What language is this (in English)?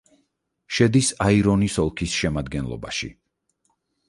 Georgian